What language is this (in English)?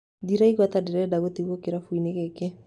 Kikuyu